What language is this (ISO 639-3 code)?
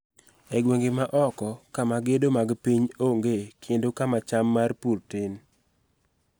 luo